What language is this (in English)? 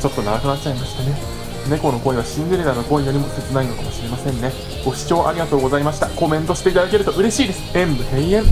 Japanese